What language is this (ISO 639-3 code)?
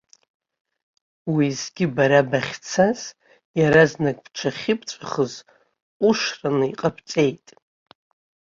abk